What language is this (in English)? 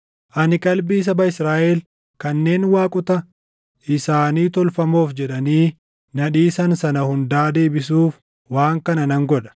Oromo